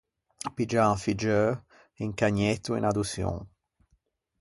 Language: Ligurian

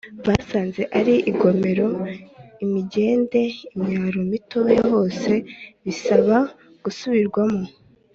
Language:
Kinyarwanda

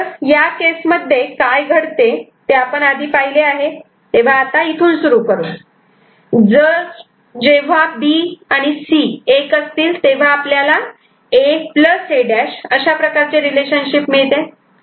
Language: Marathi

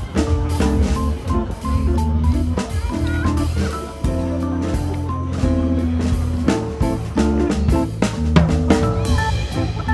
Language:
Dutch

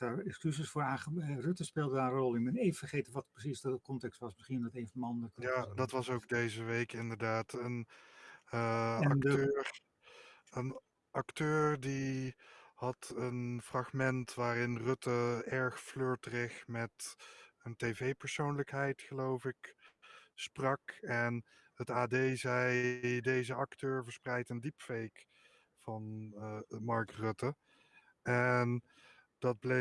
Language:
Dutch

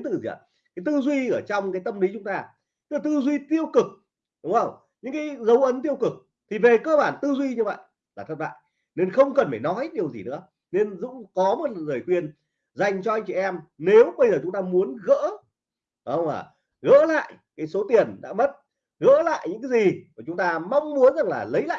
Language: Vietnamese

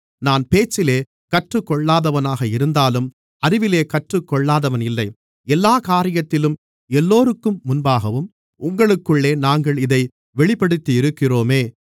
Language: Tamil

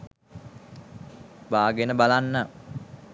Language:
Sinhala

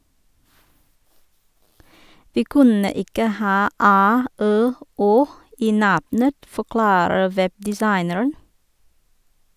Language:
Norwegian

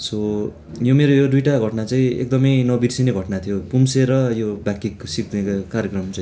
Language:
Nepali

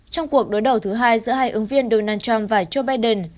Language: Vietnamese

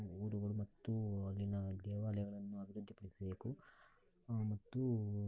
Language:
Kannada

